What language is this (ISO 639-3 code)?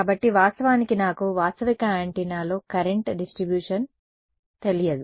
tel